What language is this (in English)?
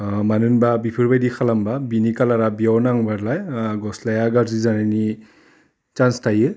Bodo